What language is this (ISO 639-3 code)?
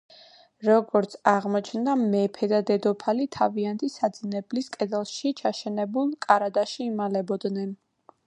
kat